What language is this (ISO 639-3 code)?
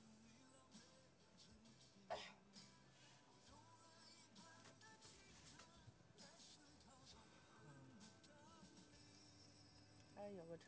zho